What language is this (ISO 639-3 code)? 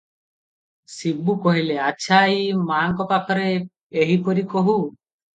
ori